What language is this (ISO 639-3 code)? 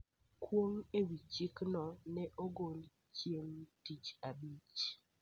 luo